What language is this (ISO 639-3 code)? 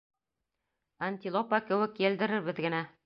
bak